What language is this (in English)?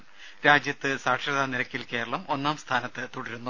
Malayalam